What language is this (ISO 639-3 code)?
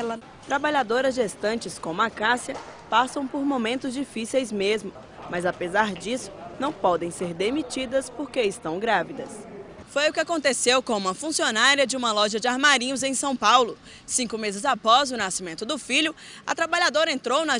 por